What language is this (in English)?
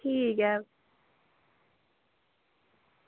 Dogri